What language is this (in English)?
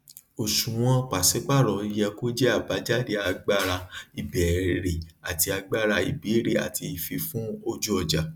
Yoruba